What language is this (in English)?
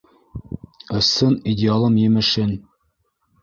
Bashkir